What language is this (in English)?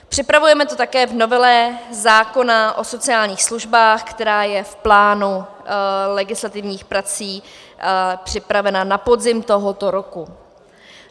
Czech